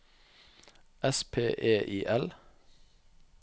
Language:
Norwegian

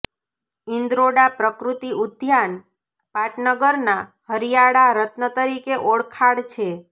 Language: Gujarati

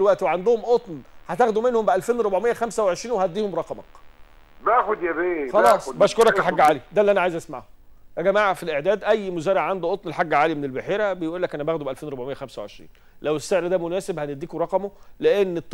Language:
Arabic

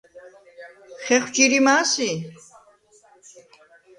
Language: Svan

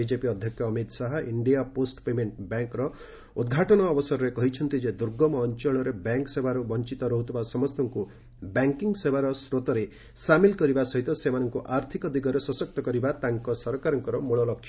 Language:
Odia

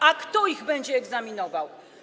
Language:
Polish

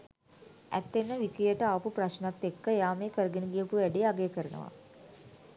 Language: Sinhala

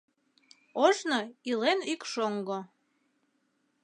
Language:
Mari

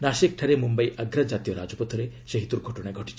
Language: Odia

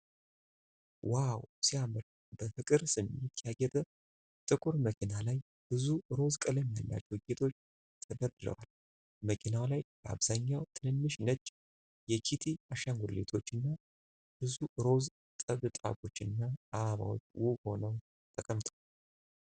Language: Amharic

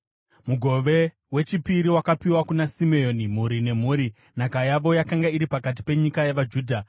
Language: Shona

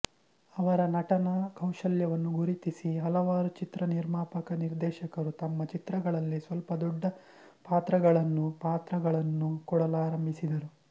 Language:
Kannada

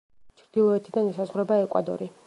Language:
Georgian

